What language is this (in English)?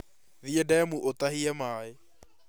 Kikuyu